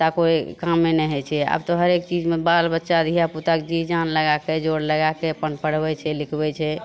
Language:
Maithili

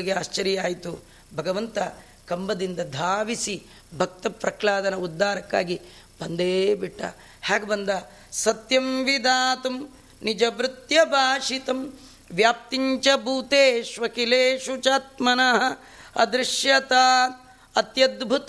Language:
Kannada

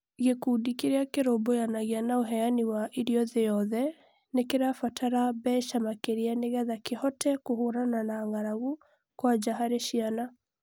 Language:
Kikuyu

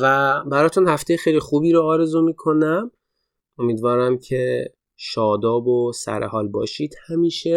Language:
Persian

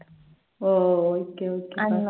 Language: Tamil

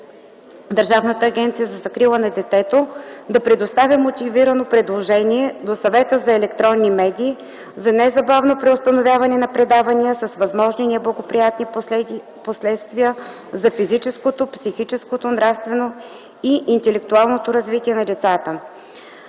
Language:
Bulgarian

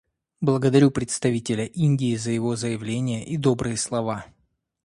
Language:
Russian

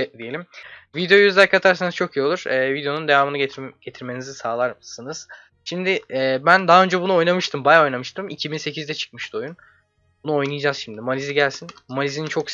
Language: Turkish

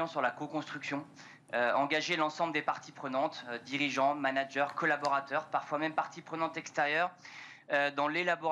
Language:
French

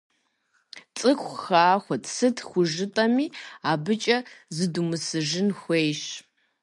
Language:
Kabardian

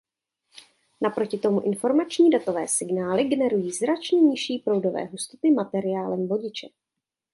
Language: Czech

